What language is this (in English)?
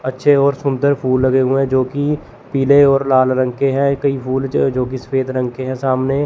Hindi